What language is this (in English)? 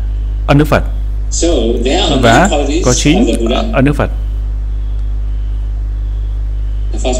Vietnamese